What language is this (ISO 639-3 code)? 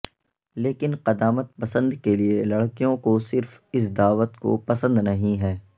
urd